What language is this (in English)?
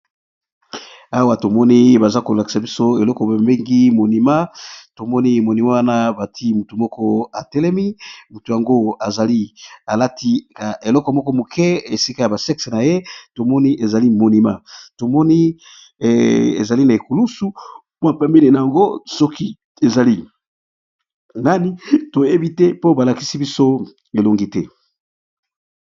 Lingala